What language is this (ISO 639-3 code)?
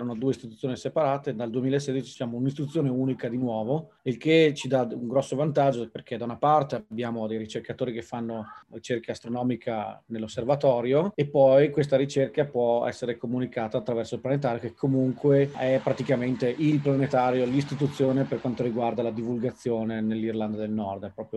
ita